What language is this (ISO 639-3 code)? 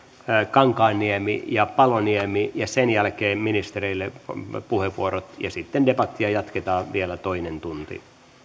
fin